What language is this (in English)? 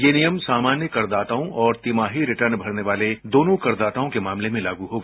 Hindi